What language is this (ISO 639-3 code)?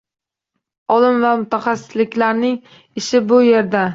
uzb